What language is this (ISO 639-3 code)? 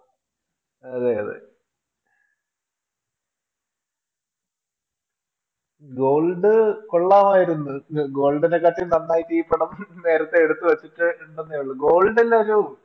mal